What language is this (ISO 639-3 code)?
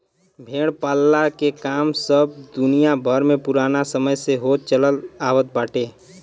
bho